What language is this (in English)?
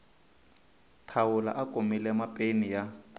Tsonga